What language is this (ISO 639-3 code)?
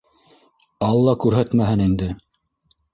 bak